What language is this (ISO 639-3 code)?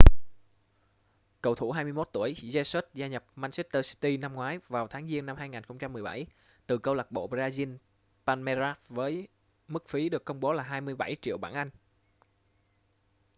vie